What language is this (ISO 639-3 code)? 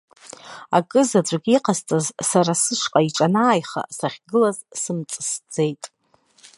abk